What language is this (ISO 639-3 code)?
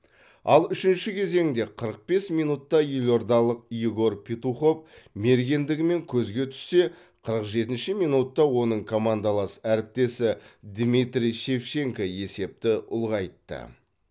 kaz